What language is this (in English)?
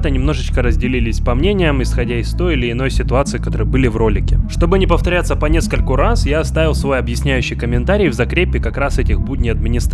Russian